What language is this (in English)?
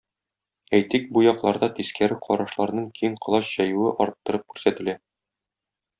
Tatar